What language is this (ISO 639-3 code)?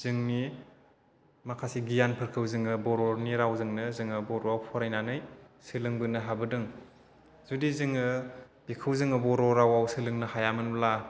brx